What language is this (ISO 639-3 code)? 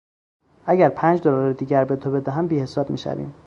fas